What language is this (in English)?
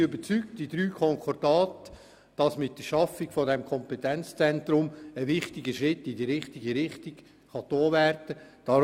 Swiss German